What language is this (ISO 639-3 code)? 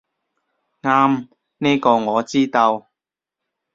yue